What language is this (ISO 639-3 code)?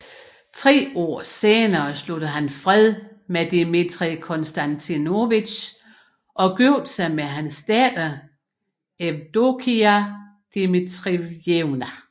dan